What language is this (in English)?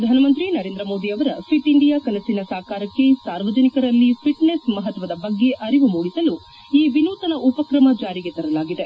Kannada